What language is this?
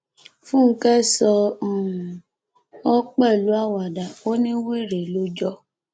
Yoruba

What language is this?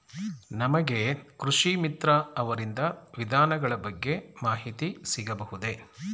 Kannada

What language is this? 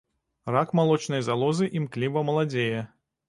Belarusian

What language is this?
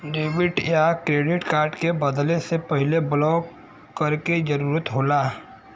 Bhojpuri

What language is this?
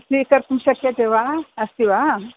Sanskrit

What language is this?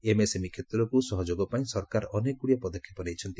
Odia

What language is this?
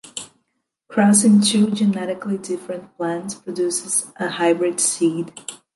English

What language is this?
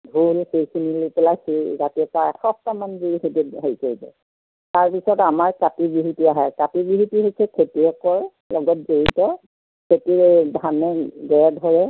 Assamese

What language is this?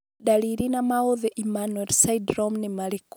Kikuyu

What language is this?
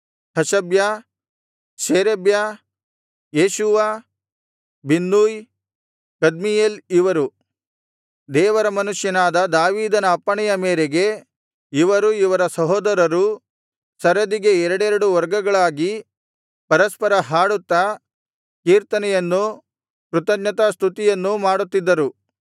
Kannada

